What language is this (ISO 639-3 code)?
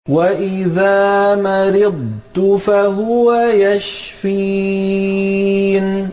ara